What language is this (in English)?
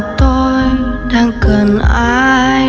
Vietnamese